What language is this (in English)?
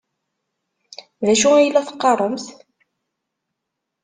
Kabyle